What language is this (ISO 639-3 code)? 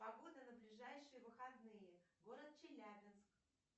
rus